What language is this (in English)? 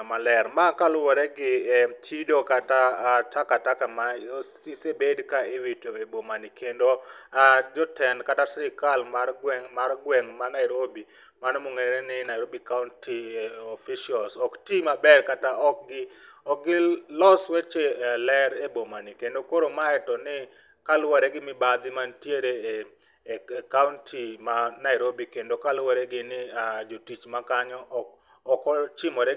Luo (Kenya and Tanzania)